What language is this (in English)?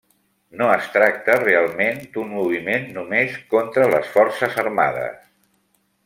Catalan